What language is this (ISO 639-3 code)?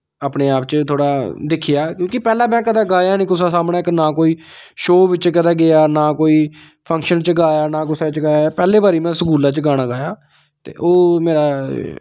doi